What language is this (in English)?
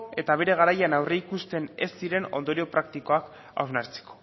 Basque